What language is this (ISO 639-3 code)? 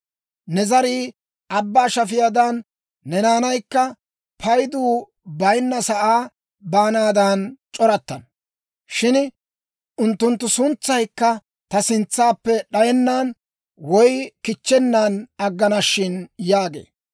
dwr